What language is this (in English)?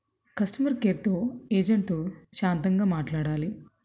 Telugu